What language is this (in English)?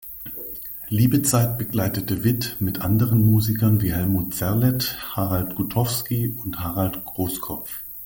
German